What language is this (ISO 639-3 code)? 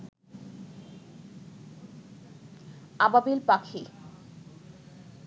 ben